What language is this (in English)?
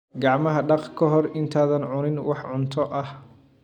Somali